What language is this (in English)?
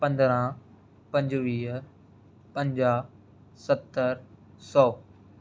Sindhi